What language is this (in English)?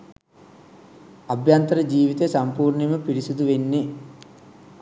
Sinhala